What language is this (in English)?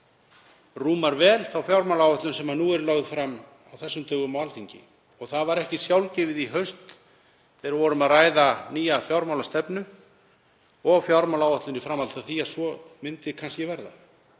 Icelandic